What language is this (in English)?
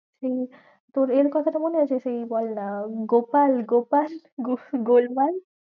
Bangla